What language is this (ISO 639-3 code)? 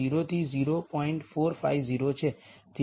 guj